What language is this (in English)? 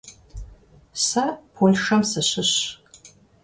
Kabardian